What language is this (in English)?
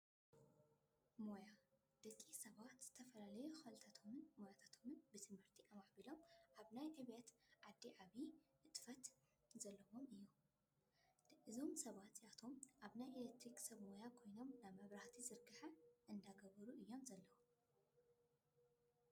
Tigrinya